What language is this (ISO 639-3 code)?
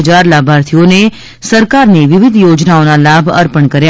guj